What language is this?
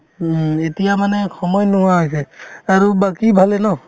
Assamese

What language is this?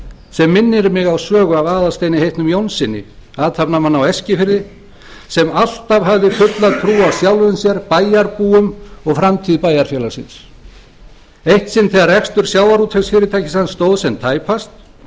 Icelandic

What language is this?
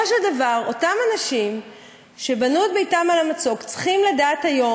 Hebrew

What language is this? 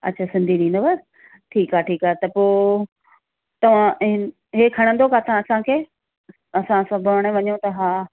Sindhi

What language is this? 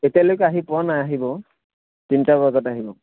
Assamese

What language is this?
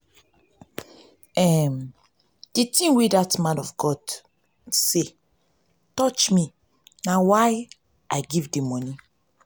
Nigerian Pidgin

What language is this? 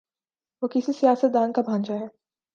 Urdu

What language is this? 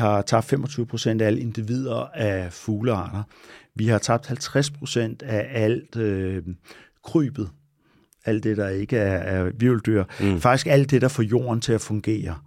Danish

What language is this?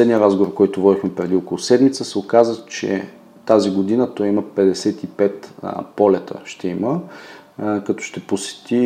Bulgarian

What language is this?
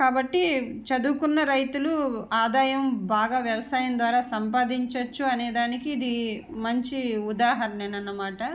Telugu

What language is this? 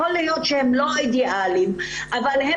Hebrew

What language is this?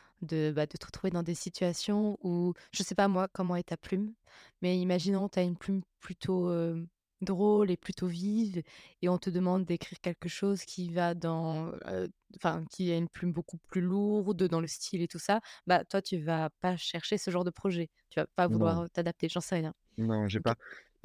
French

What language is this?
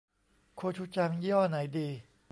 Thai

